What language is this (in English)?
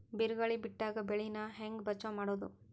Kannada